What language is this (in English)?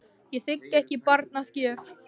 Icelandic